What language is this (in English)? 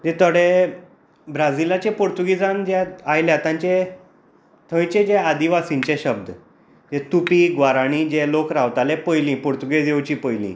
Konkani